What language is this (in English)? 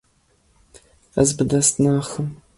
Kurdish